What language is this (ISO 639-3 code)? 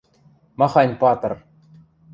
mrj